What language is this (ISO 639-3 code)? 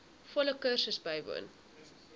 afr